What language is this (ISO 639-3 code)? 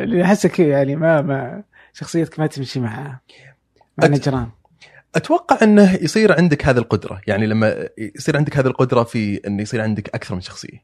ara